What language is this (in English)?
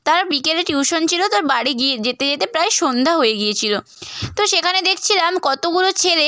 Bangla